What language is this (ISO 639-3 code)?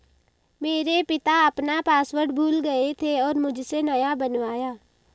hin